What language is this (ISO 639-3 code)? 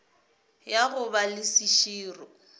nso